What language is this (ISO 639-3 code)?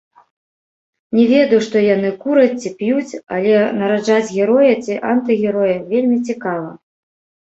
bel